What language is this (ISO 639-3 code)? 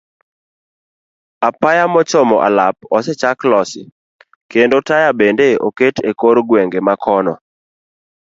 luo